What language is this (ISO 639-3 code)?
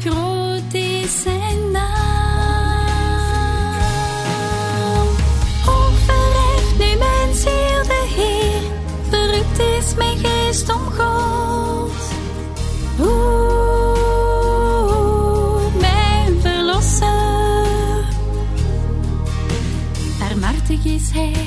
nld